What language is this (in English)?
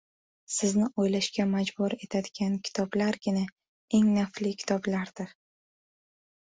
Uzbek